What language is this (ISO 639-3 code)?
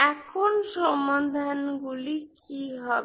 ben